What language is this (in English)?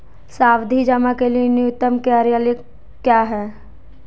Hindi